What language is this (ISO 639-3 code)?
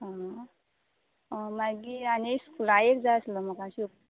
kok